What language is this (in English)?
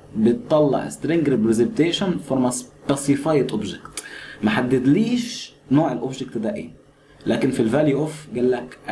Arabic